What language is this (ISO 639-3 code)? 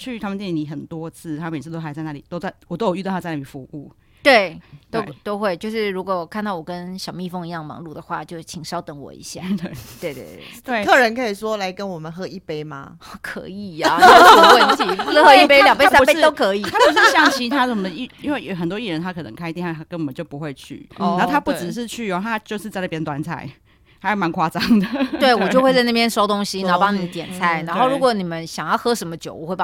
zho